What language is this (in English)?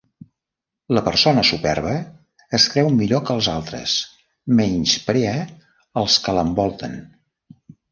Catalan